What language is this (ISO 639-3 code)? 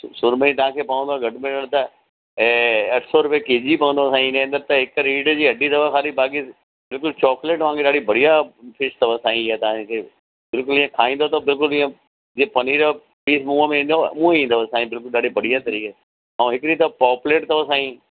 snd